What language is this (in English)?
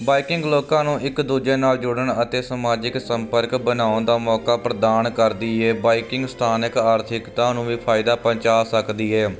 Punjabi